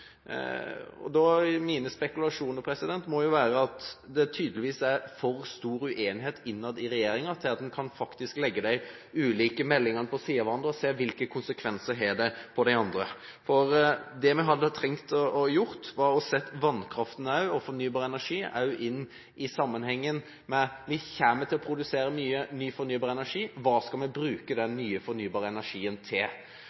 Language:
Norwegian Bokmål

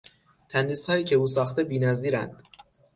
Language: Persian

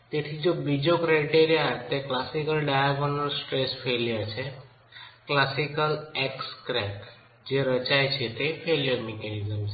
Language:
Gujarati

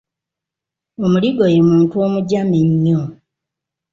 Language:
Ganda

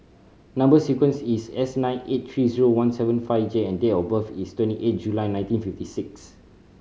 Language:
English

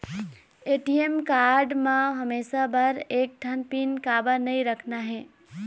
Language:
Chhattisgarhi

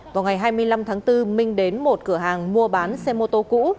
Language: Vietnamese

